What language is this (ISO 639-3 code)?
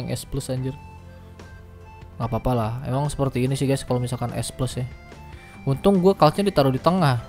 ind